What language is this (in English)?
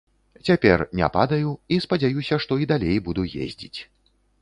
Belarusian